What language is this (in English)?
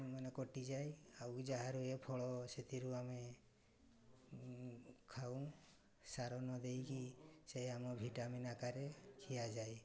Odia